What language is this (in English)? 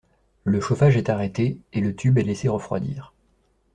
French